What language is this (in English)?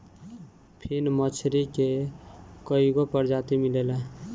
Bhojpuri